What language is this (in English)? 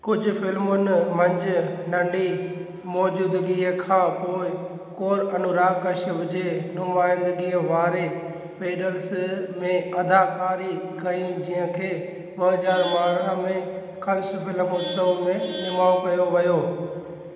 Sindhi